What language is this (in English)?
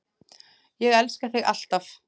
Icelandic